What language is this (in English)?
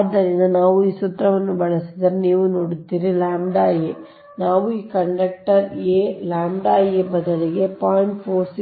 Kannada